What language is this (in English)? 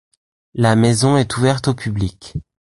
French